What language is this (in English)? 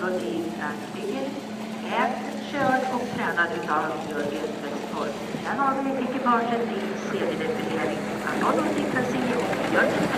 Swedish